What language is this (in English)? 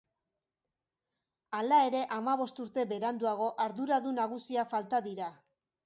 Basque